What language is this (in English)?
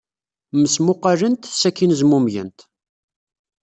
Kabyle